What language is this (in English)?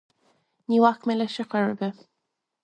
Irish